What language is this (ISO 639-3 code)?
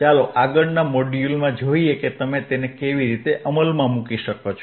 guj